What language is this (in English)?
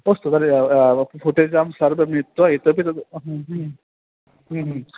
Sanskrit